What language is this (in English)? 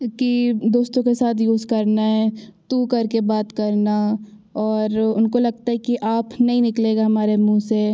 Hindi